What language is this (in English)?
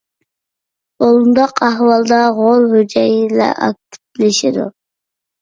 Uyghur